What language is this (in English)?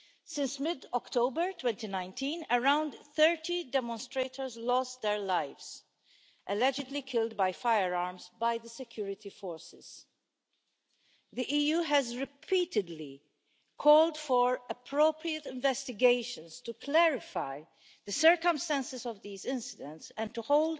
English